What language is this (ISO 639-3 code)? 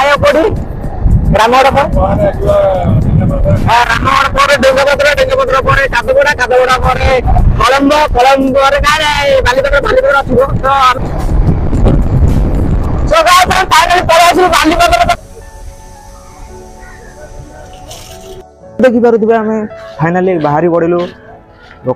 ind